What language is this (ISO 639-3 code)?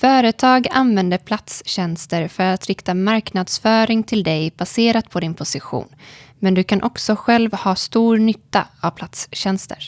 swe